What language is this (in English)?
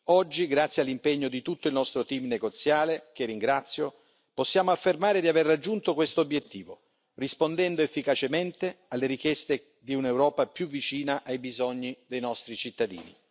Italian